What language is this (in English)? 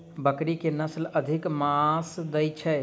Maithili